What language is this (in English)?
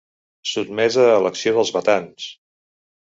Catalan